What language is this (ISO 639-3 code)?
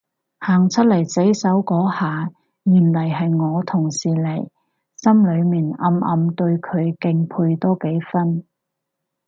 yue